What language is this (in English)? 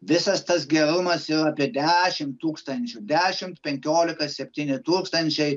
Lithuanian